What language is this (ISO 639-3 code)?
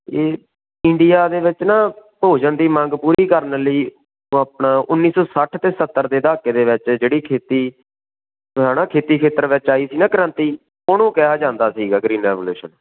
pan